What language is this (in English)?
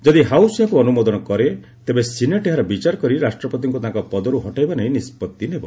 Odia